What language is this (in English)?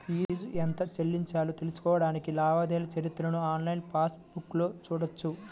Telugu